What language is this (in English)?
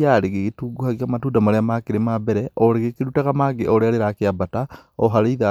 Kikuyu